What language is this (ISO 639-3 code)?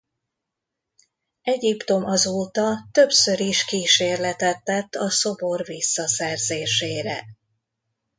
hun